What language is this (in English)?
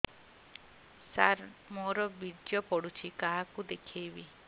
Odia